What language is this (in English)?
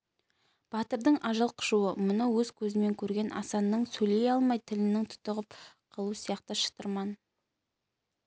Kazakh